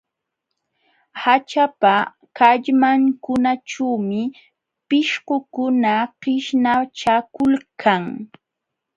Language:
Jauja Wanca Quechua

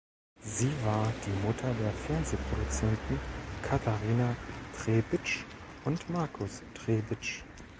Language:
German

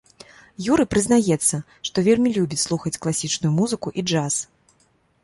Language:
Belarusian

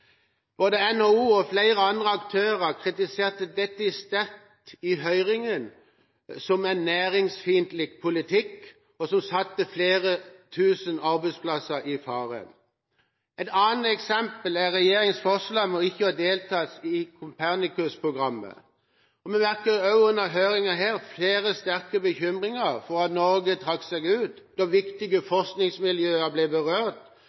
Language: Norwegian Bokmål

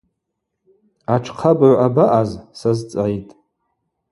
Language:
Abaza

